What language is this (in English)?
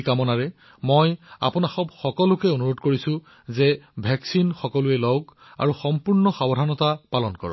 Assamese